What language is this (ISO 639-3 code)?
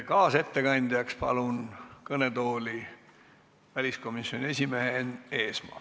est